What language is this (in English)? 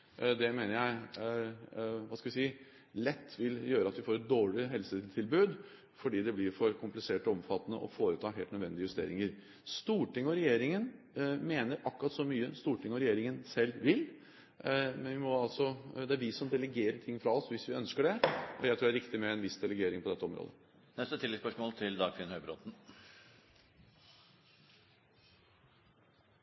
Norwegian